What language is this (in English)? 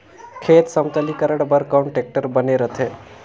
Chhattisgarhi